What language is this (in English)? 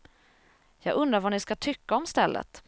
Swedish